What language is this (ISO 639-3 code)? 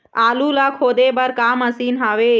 hne